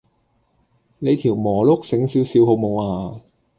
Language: Cantonese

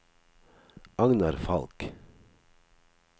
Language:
Norwegian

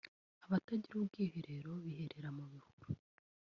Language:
Kinyarwanda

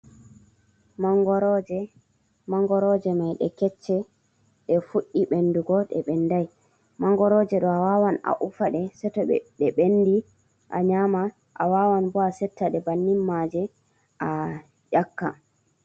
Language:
Fula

